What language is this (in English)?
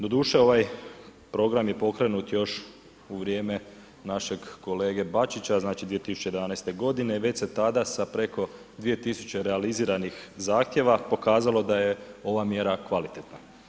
Croatian